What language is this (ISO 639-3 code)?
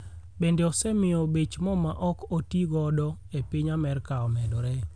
luo